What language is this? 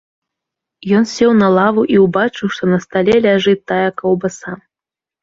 Belarusian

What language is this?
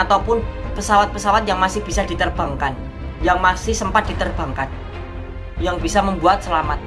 Indonesian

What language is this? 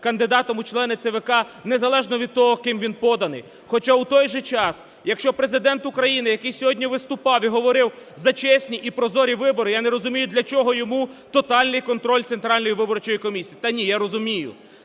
Ukrainian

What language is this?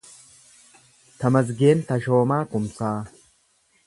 Oromo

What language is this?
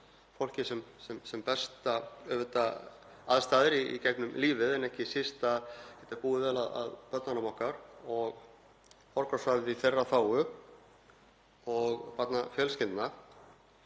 Icelandic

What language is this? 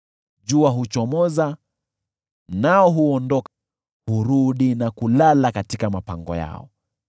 Swahili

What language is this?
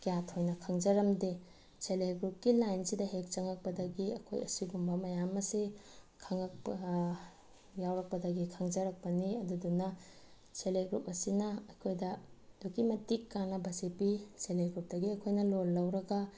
Manipuri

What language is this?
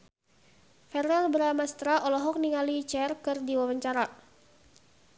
Sundanese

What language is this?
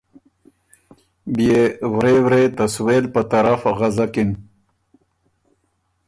Ormuri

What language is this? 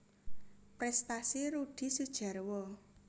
Javanese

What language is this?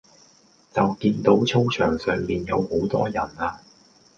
Cantonese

